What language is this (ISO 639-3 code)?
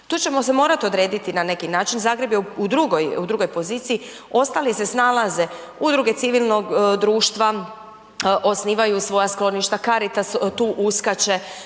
hrv